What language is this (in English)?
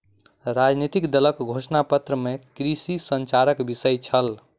Maithili